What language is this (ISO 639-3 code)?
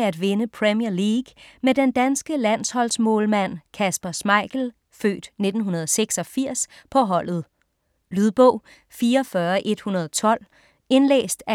dan